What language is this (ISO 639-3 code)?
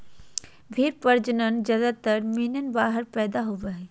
mag